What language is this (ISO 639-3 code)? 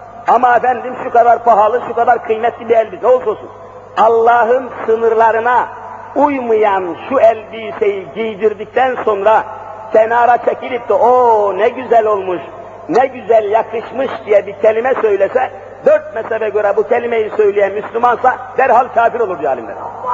tur